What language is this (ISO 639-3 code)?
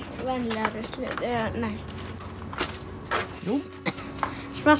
isl